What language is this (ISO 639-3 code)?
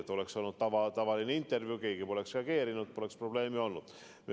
est